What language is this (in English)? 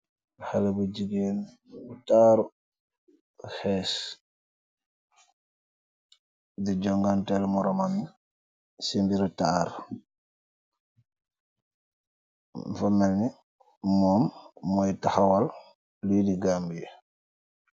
Wolof